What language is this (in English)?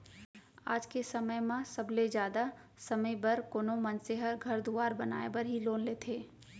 Chhattisgarhi